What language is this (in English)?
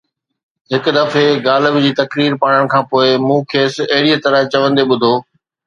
Sindhi